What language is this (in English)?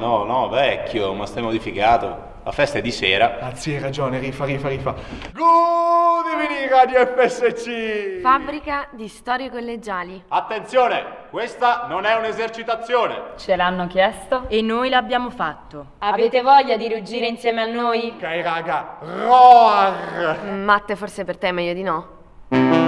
Italian